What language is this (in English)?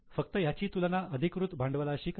Marathi